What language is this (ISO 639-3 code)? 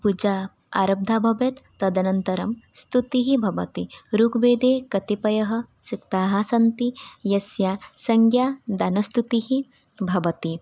san